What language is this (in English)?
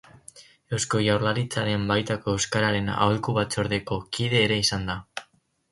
Basque